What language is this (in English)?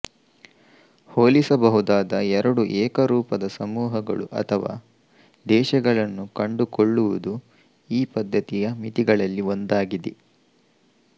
Kannada